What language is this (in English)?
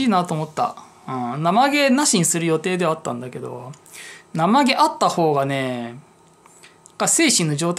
Japanese